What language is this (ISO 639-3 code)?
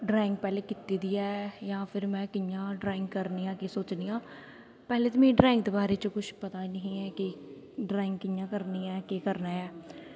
doi